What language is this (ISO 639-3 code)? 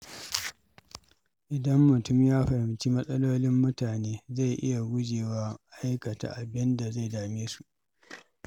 hau